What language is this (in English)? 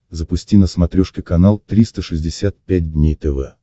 Russian